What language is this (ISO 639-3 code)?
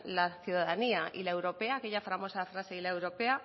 spa